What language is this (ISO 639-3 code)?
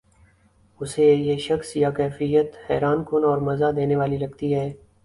urd